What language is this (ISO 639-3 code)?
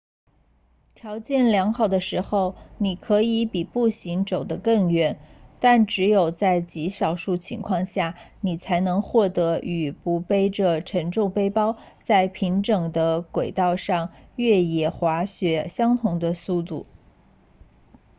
zho